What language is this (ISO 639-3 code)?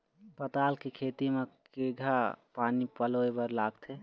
hne